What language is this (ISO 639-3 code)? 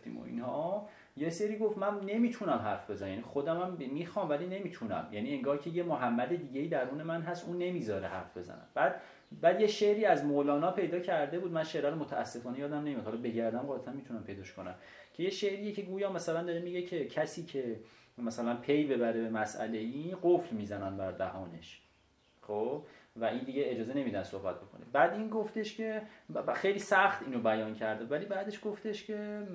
fas